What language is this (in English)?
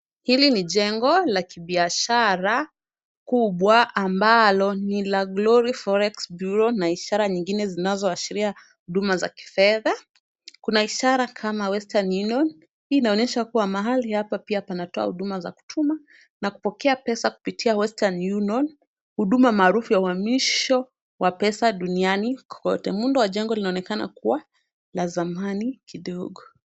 Swahili